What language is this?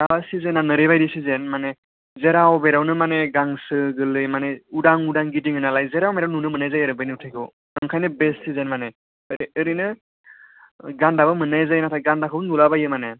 Bodo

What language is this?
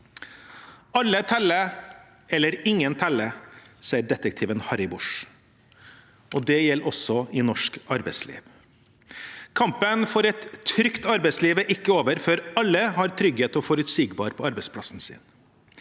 Norwegian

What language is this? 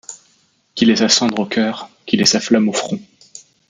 French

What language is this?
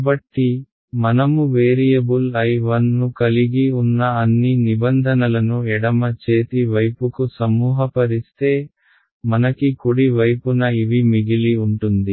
Telugu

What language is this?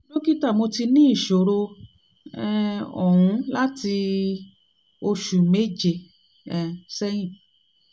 Yoruba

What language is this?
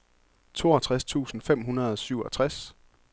Danish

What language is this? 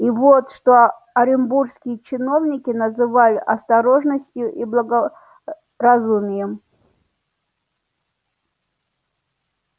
Russian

